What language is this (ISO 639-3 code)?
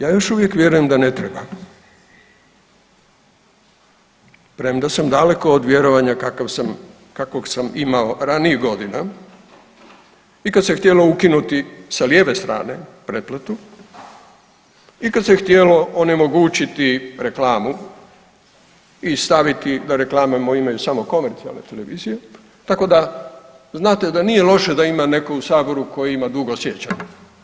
hrv